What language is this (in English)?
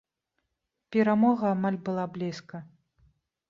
Belarusian